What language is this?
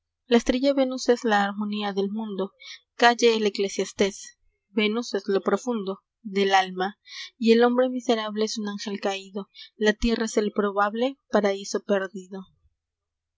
Spanish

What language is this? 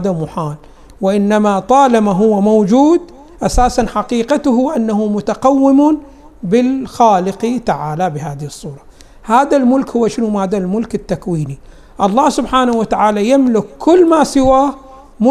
Arabic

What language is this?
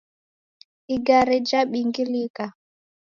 Taita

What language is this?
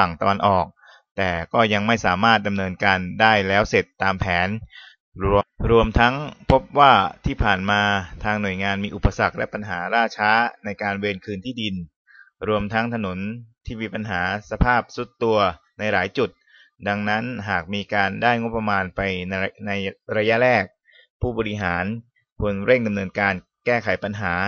Thai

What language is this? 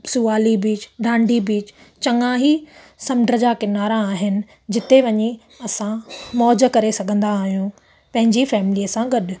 Sindhi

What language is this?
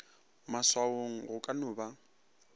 Northern Sotho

